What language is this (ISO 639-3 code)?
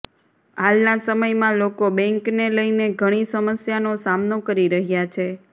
guj